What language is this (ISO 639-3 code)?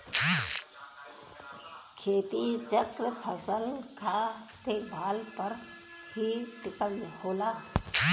bho